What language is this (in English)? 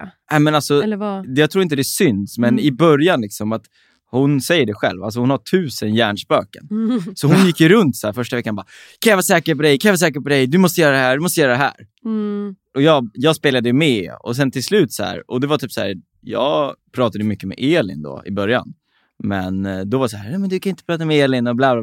Swedish